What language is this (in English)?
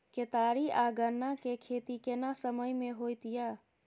Maithili